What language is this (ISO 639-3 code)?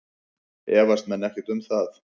isl